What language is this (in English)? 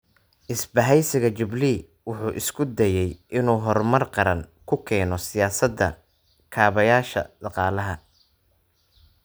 Somali